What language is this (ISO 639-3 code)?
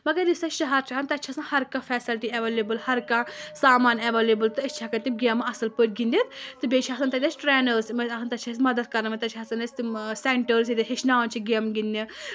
kas